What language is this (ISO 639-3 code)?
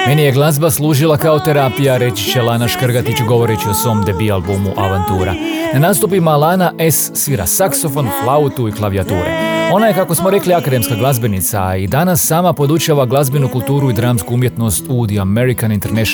hrv